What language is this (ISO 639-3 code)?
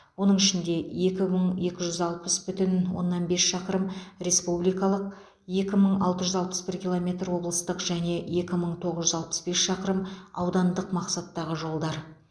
kaz